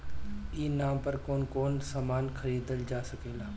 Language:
Bhojpuri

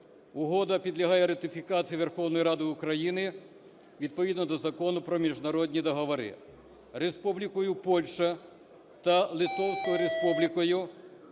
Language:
Ukrainian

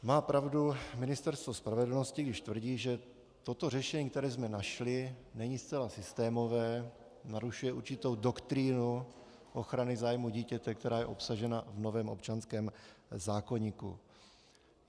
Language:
Czech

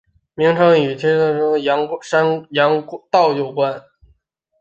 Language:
Chinese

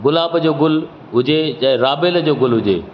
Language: Sindhi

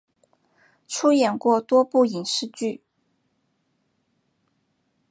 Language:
Chinese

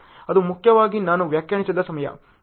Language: Kannada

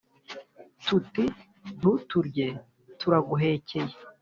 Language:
Kinyarwanda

